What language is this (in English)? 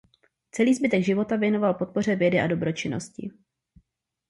Czech